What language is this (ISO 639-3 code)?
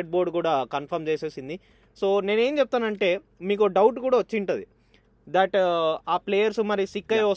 tel